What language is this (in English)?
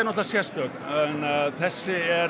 Icelandic